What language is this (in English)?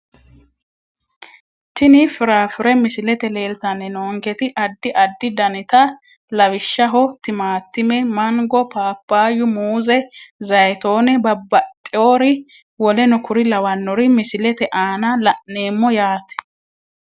Sidamo